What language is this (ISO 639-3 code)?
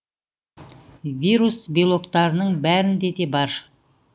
kaz